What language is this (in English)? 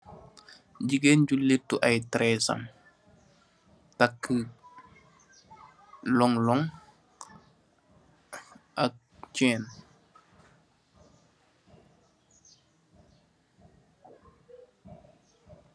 Wolof